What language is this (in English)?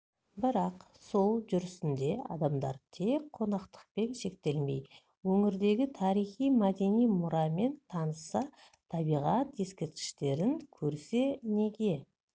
Kazakh